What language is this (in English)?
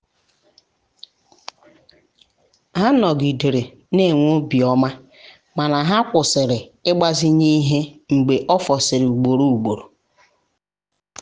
Igbo